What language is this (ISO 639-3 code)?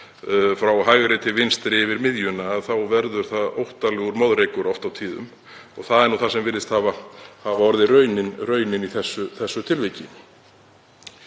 isl